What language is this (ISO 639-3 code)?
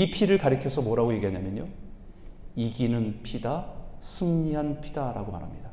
kor